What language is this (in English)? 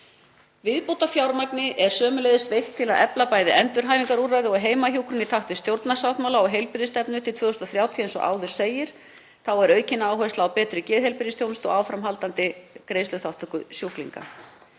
Icelandic